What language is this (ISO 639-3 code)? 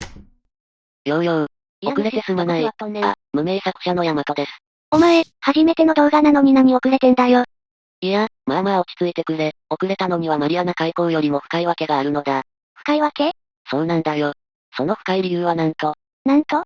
jpn